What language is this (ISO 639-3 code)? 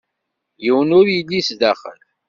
kab